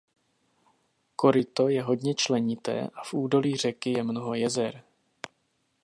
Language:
Czech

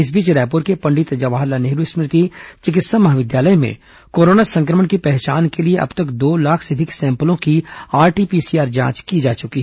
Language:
Hindi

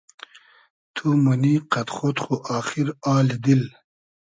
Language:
Hazaragi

